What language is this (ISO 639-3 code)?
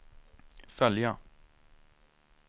swe